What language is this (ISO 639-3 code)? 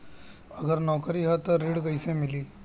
bho